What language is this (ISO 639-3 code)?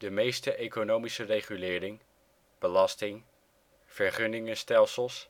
nld